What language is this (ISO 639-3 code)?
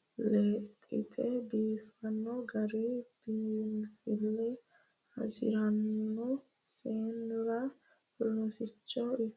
sid